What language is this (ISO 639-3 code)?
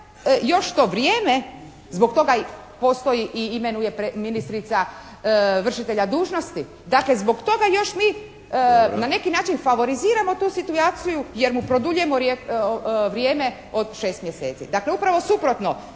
hrv